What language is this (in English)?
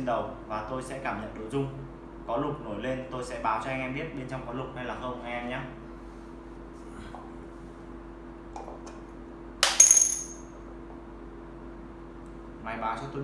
Vietnamese